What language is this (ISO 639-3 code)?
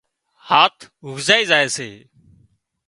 kxp